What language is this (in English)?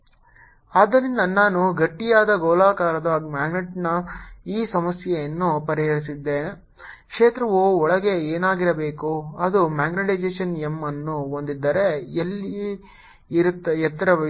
Kannada